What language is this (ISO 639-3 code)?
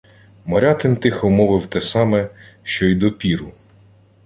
ukr